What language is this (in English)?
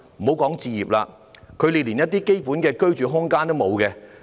Cantonese